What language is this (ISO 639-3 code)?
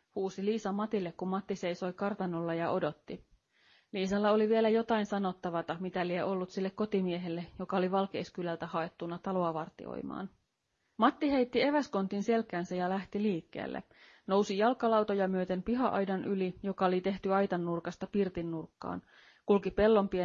fin